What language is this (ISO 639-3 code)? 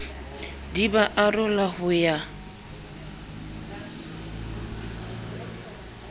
sot